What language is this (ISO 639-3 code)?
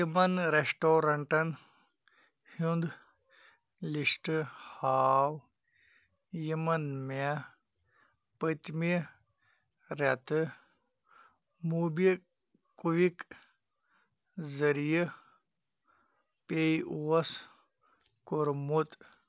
kas